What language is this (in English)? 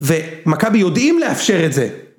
Hebrew